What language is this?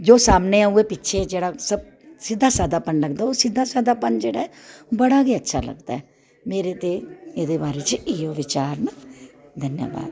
Dogri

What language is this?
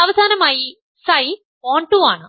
Malayalam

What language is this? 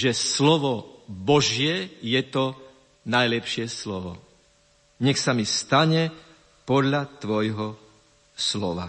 Slovak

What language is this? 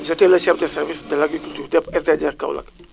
Wolof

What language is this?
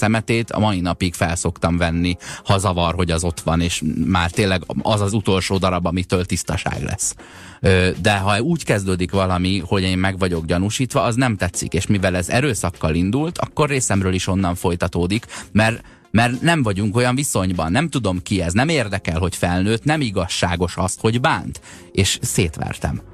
Hungarian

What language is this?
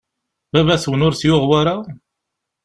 Kabyle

